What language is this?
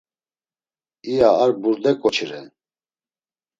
Laz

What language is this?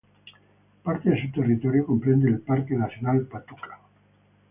Spanish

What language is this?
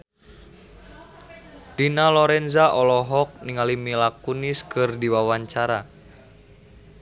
Sundanese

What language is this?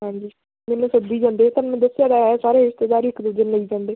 Punjabi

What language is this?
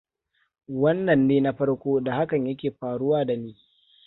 Hausa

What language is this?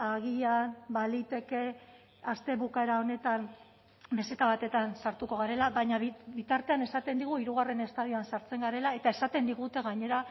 Basque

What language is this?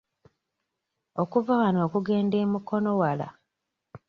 Ganda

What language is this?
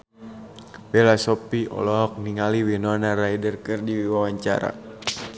Sundanese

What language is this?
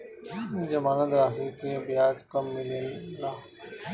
Bhojpuri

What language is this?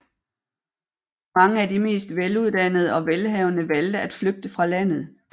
Danish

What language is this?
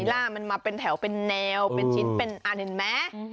Thai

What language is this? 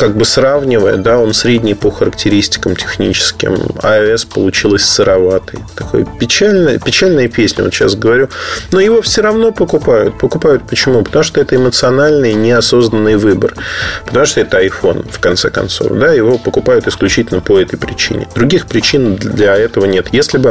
Russian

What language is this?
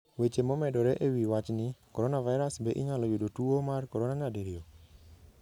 Luo (Kenya and Tanzania)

